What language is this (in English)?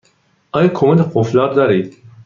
Persian